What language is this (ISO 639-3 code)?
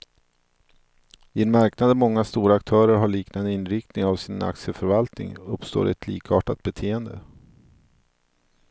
swe